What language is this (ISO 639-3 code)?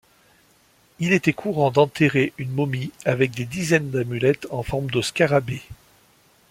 fra